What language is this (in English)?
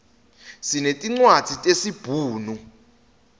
Swati